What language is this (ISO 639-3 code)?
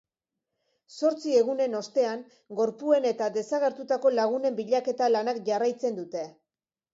eus